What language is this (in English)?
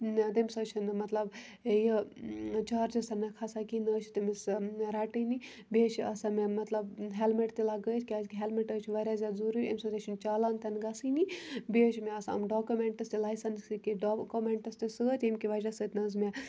Kashmiri